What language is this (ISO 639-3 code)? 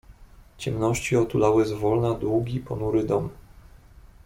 pol